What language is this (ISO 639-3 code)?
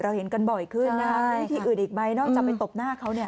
tha